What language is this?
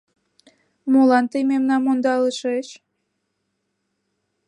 Mari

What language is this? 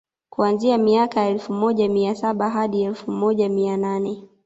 Swahili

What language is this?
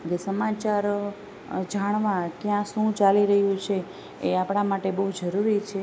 Gujarati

